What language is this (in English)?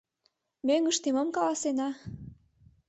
Mari